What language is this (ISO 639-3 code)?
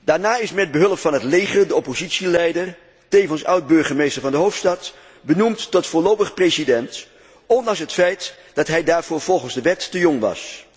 nld